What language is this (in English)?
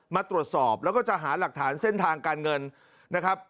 Thai